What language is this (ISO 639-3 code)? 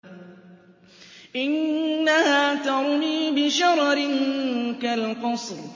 ara